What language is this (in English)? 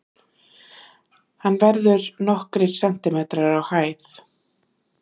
Icelandic